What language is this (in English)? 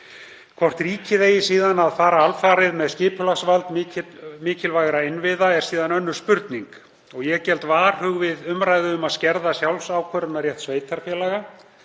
Icelandic